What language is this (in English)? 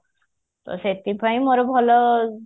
Odia